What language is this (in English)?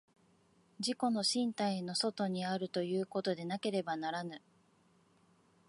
Japanese